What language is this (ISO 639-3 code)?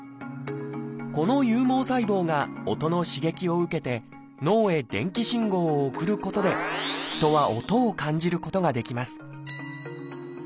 jpn